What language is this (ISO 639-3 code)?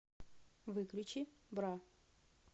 rus